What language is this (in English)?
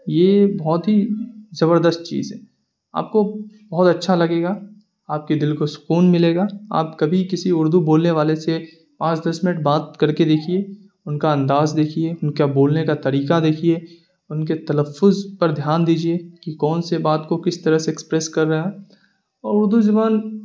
Urdu